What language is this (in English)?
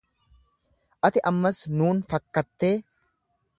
Oromo